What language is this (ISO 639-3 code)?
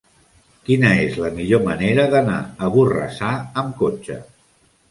cat